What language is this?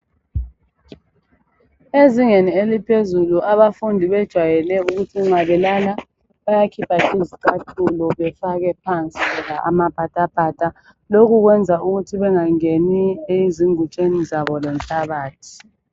North Ndebele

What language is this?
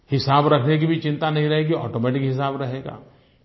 Hindi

